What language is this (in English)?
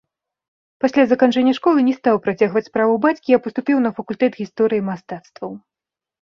Belarusian